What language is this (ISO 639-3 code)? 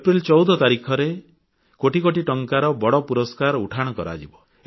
ori